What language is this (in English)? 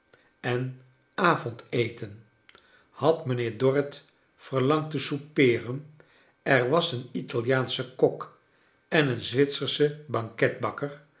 Dutch